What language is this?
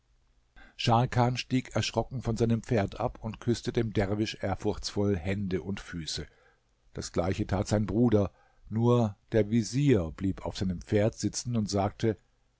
German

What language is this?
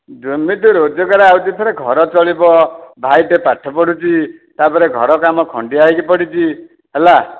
Odia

